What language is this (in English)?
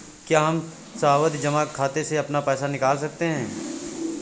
Hindi